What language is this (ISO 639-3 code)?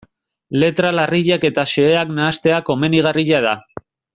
eus